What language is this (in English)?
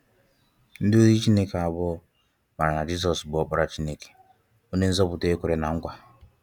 Igbo